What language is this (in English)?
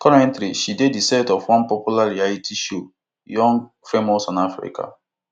Nigerian Pidgin